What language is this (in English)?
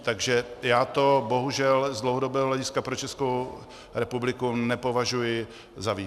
Czech